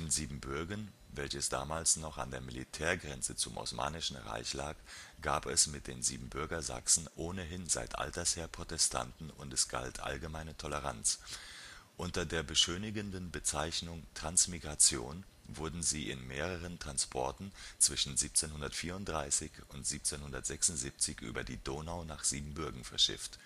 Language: German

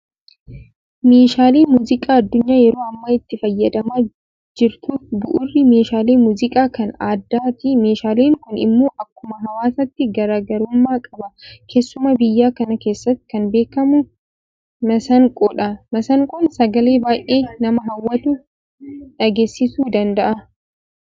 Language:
Oromo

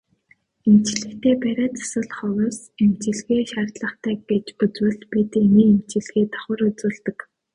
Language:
Mongolian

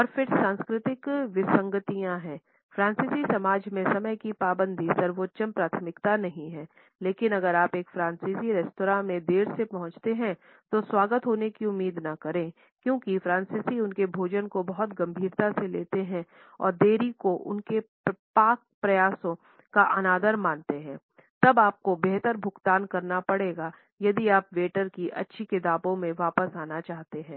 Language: Hindi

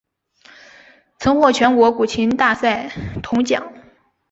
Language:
Chinese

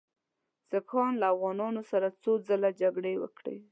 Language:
Pashto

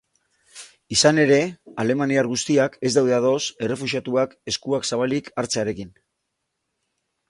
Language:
Basque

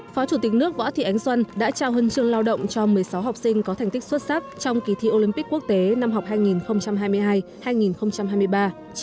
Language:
Vietnamese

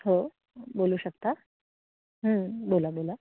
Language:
Marathi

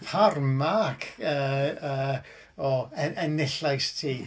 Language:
Welsh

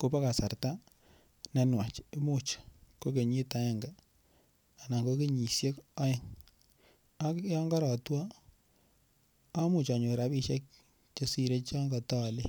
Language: Kalenjin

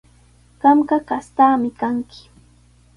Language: Sihuas Ancash Quechua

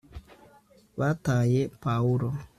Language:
Kinyarwanda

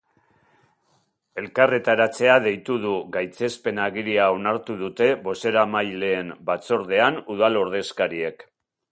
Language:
Basque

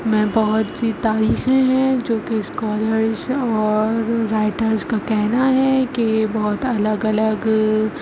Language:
Urdu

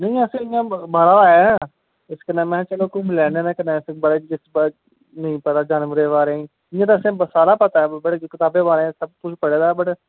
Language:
Dogri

